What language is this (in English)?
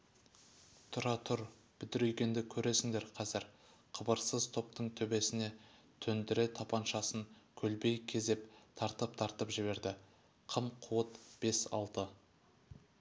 Kazakh